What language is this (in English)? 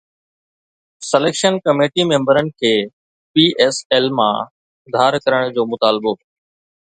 Sindhi